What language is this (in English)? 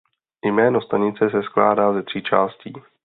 Czech